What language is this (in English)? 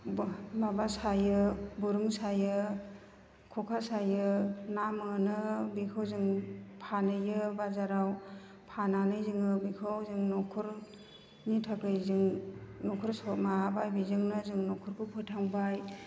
Bodo